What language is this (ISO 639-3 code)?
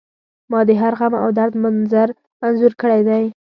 pus